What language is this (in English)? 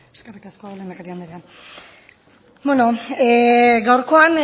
Basque